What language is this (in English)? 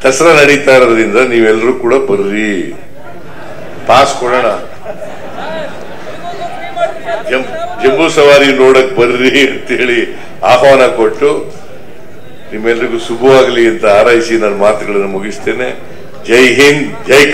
Romanian